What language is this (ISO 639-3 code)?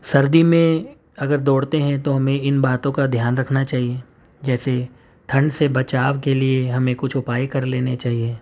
urd